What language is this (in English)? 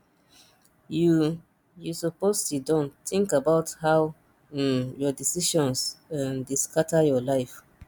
Nigerian Pidgin